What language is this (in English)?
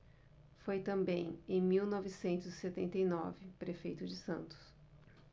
Portuguese